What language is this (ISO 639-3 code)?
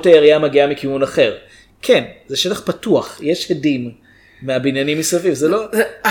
heb